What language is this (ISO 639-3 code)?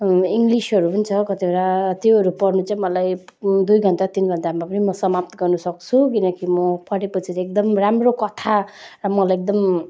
nep